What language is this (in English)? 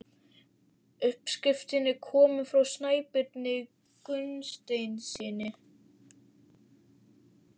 Icelandic